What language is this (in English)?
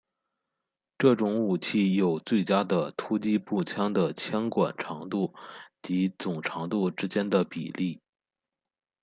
Chinese